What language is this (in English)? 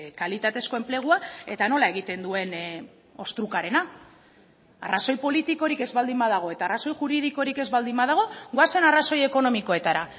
Basque